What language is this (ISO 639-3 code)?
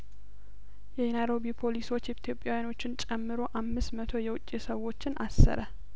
amh